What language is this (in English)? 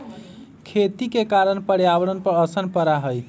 Magahi